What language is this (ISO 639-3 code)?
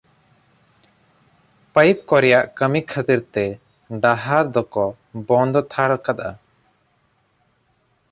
sat